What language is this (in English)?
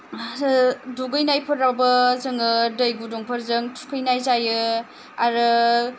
Bodo